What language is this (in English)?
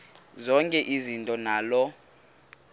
Xhosa